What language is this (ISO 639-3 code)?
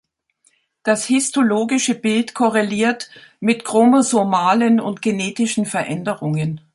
deu